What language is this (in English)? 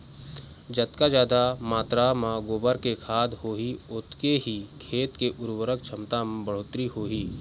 Chhattisgarhi